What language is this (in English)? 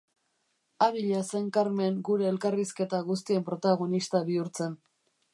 Basque